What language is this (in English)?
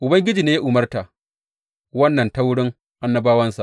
Hausa